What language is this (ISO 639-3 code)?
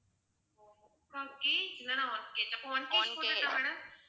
tam